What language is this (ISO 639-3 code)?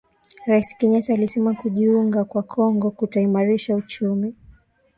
swa